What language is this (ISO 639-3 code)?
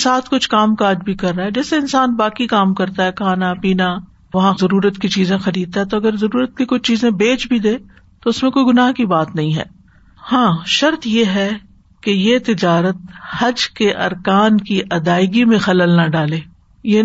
urd